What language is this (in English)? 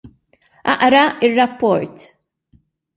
Maltese